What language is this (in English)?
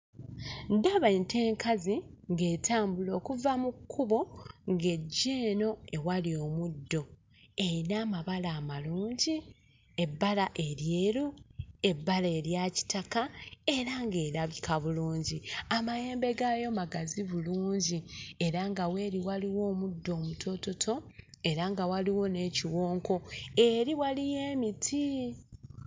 Ganda